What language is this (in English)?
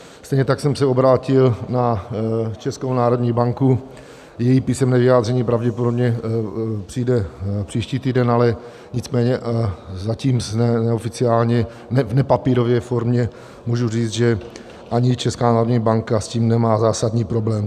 Czech